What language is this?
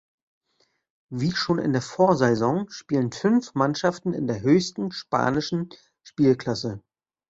German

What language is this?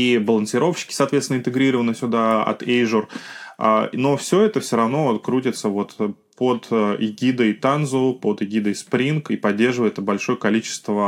Russian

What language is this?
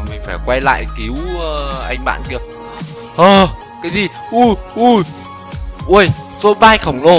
Vietnamese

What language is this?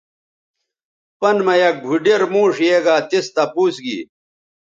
Bateri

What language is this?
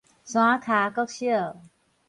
Min Nan Chinese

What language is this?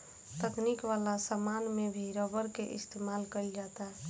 Bhojpuri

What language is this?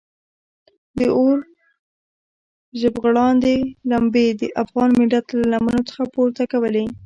Pashto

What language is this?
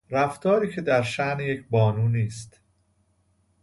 Persian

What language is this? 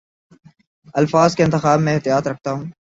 Urdu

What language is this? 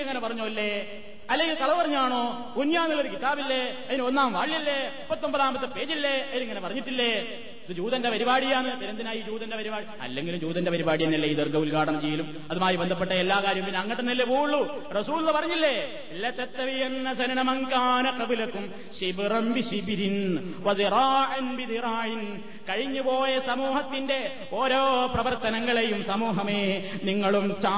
Malayalam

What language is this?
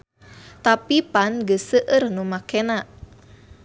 Sundanese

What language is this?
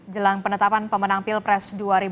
Indonesian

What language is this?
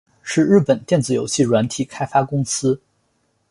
Chinese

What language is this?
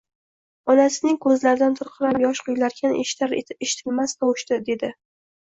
Uzbek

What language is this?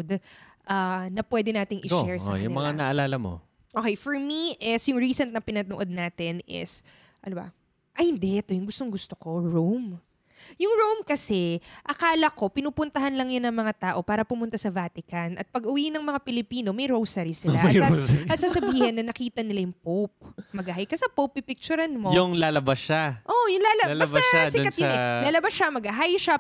Filipino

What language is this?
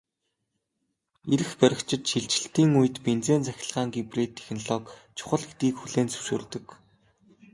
Mongolian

